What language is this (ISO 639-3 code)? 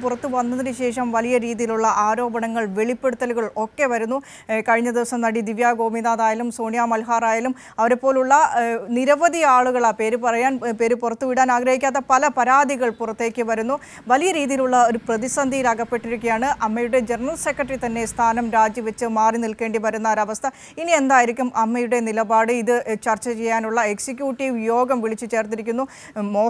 mal